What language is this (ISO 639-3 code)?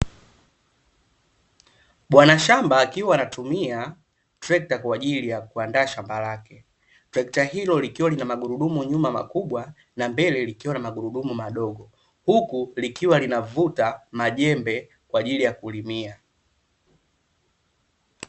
swa